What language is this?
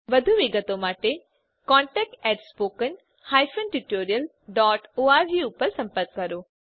Gujarati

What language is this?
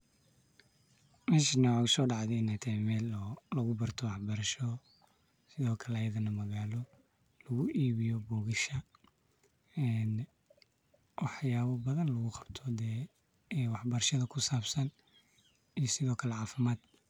Somali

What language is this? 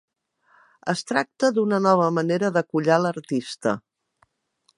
Catalan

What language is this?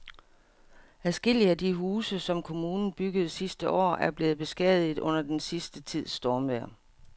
Danish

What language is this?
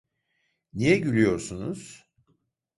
Turkish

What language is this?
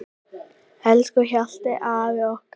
Icelandic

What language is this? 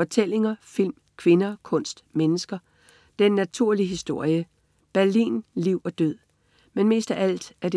Danish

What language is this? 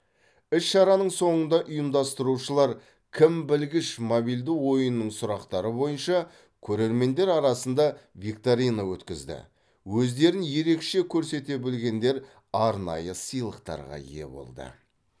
Kazakh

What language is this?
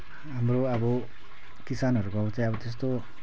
Nepali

